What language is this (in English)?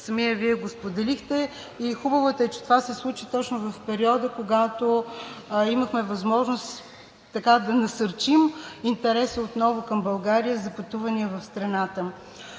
Bulgarian